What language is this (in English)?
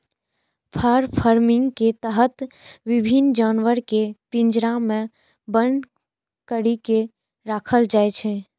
Maithili